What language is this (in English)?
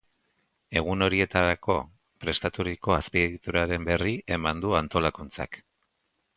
Basque